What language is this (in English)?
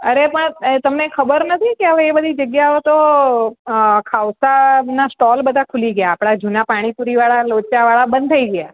Gujarati